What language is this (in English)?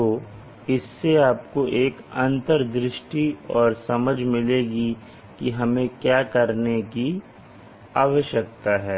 Hindi